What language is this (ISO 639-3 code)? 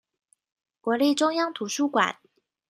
zho